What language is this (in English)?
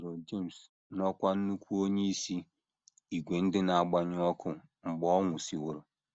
Igbo